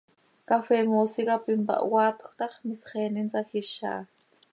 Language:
Seri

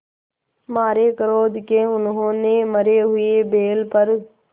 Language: Hindi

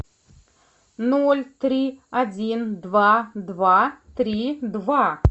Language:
Russian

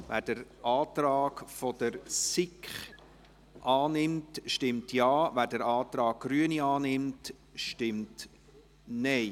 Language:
Swiss German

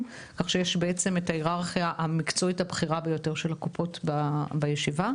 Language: Hebrew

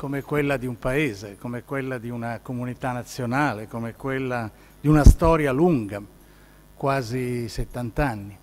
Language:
Italian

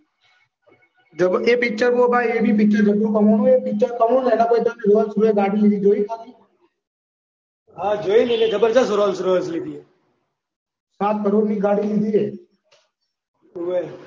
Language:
Gujarati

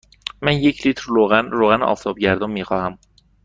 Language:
Persian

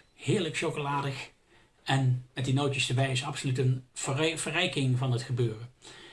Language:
Dutch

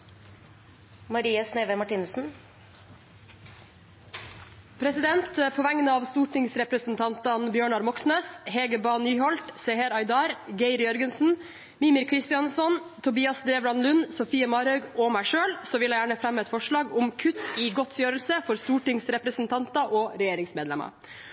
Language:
Norwegian Bokmål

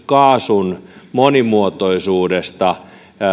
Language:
Finnish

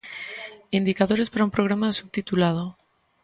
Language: Galician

